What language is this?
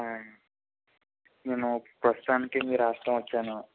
Telugu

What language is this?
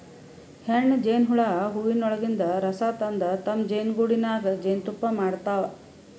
Kannada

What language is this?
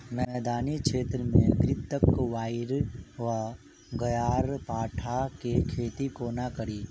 Maithili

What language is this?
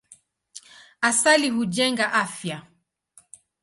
Swahili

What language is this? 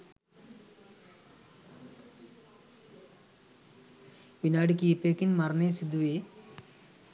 Sinhala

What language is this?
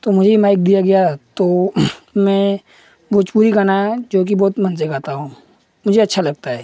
Hindi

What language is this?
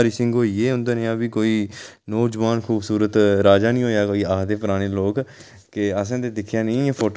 Dogri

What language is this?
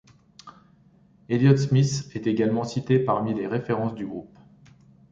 French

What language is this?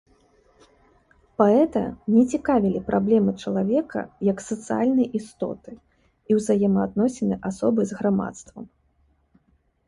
Belarusian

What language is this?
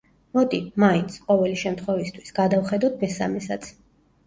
Georgian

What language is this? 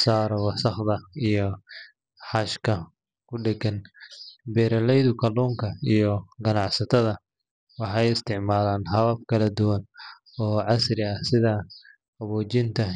Somali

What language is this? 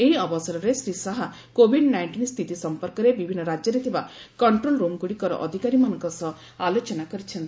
Odia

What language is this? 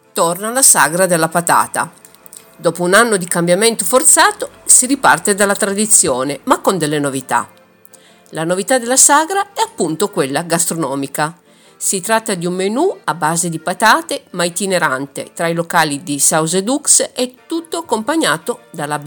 Italian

